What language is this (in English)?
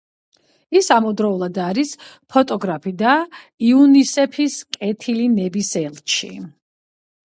Georgian